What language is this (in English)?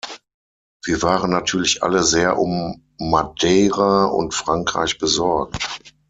German